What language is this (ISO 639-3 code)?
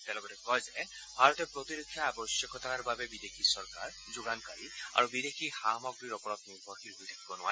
asm